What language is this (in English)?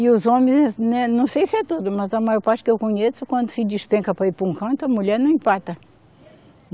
Portuguese